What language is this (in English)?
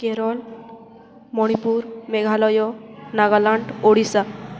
Odia